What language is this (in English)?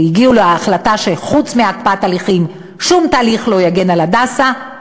Hebrew